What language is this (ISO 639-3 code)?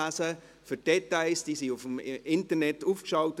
gsw